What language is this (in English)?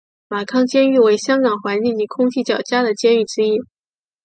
Chinese